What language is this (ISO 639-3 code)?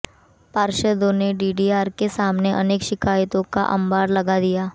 hin